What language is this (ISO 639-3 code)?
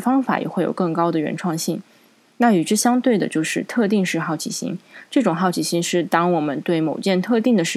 zho